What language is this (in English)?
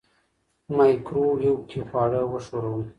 Pashto